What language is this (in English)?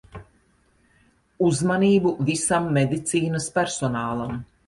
Latvian